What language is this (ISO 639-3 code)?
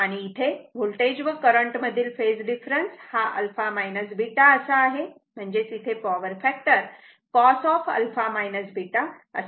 mar